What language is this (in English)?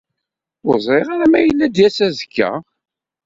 Kabyle